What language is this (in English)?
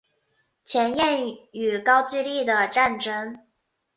Chinese